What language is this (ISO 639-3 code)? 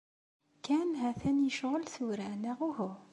kab